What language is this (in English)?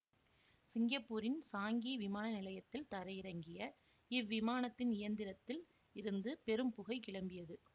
Tamil